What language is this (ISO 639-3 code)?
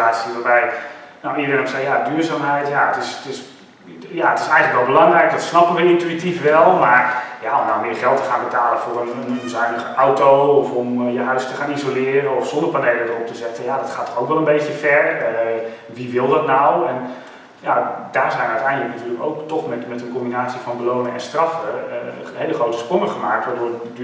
nld